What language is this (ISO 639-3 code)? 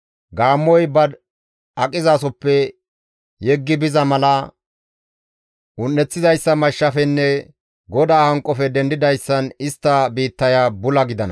gmv